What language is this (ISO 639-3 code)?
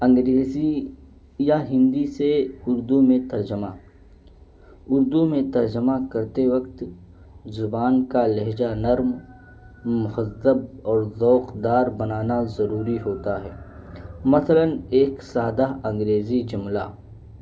urd